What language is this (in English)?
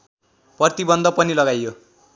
Nepali